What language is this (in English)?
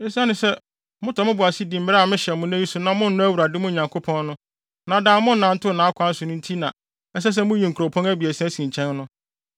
Akan